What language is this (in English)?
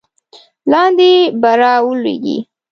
Pashto